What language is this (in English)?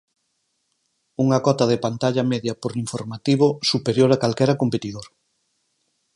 Galician